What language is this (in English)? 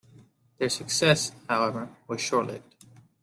English